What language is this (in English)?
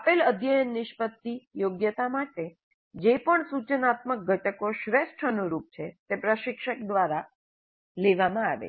Gujarati